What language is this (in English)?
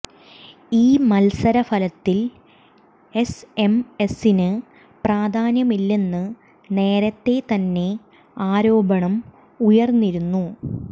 Malayalam